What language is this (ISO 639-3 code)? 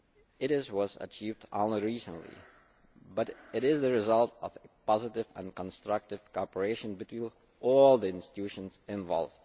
eng